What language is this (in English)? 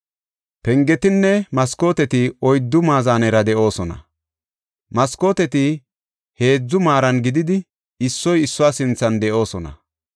Gofa